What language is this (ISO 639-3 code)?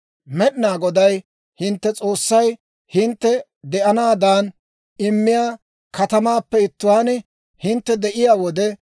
dwr